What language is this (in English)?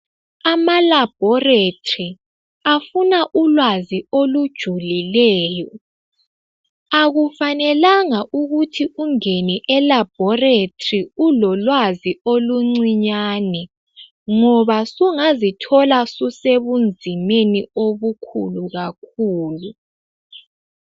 North Ndebele